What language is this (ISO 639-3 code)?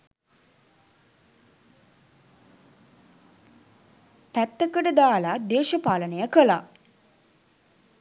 sin